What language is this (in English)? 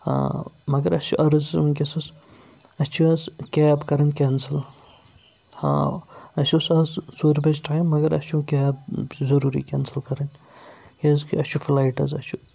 Kashmiri